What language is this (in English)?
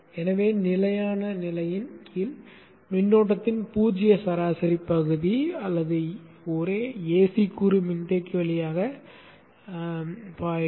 Tamil